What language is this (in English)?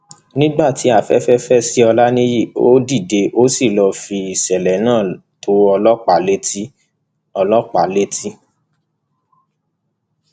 Yoruba